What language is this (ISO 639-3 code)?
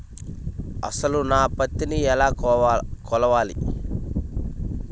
tel